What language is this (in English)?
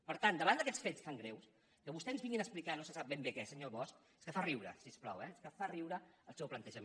Catalan